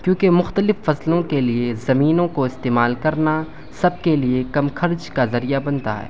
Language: Urdu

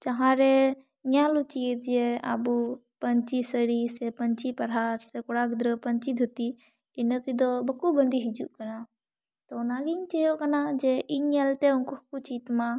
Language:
Santali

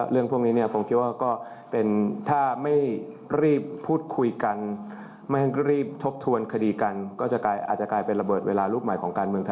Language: Thai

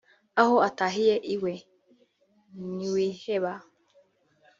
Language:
Kinyarwanda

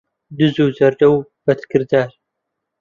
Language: Central Kurdish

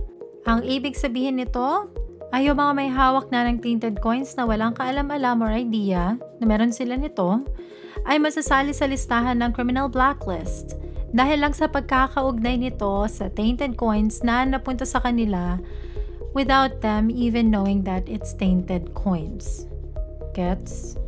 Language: Filipino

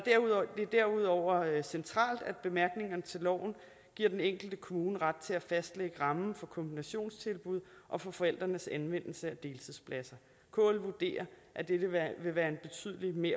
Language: Danish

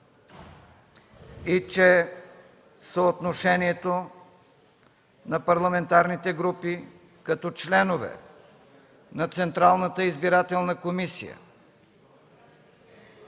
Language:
Bulgarian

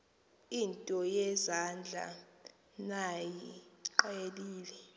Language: Xhosa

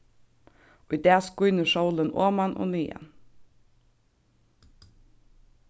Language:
Faroese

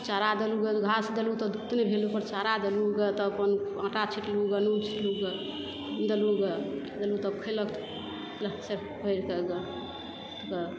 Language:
Maithili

